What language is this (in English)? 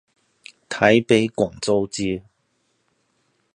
Chinese